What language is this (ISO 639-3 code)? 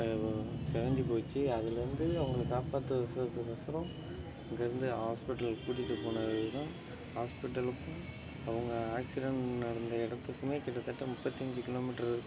tam